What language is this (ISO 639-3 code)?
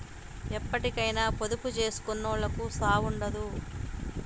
tel